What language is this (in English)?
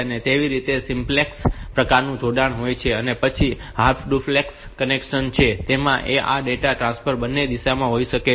Gujarati